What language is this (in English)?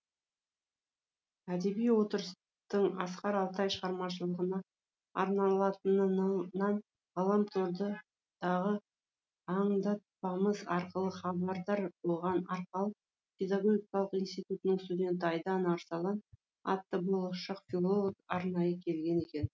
Kazakh